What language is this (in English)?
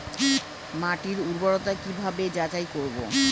Bangla